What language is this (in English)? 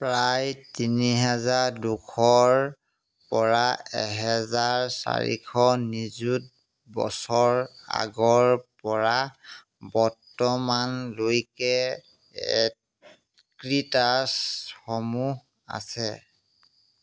Assamese